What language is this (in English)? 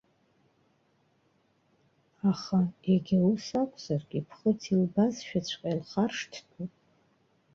Abkhazian